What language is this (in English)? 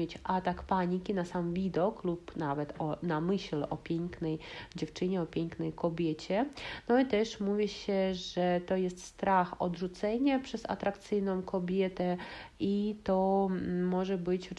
Polish